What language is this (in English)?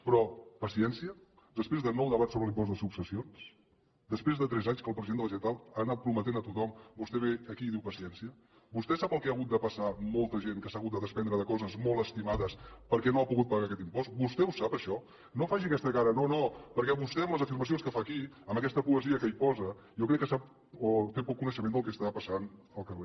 Catalan